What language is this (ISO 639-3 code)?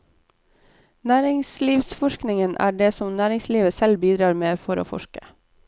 nor